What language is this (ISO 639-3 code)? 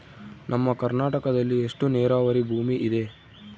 kan